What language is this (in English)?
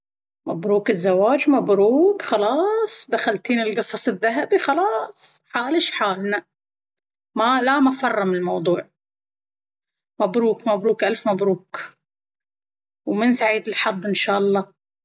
Baharna Arabic